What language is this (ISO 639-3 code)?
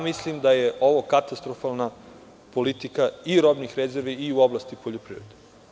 srp